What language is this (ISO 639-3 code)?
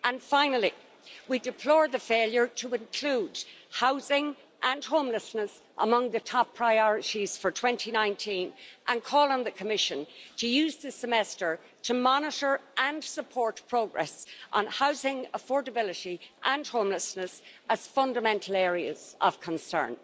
eng